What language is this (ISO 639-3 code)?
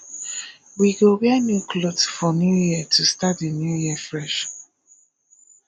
pcm